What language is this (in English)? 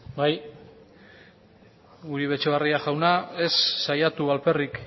Basque